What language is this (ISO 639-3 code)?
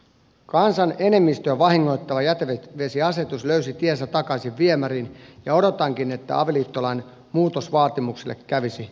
fin